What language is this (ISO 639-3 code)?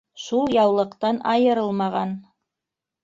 bak